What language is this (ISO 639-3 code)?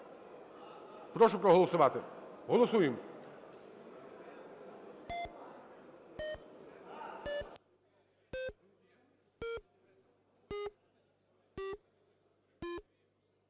ukr